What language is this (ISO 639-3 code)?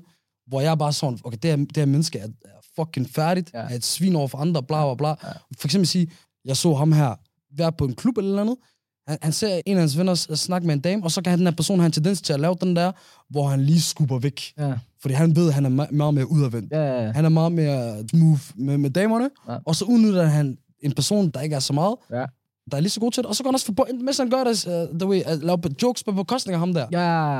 dan